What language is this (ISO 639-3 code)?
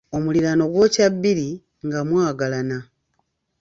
lug